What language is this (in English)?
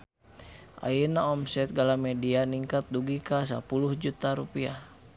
Sundanese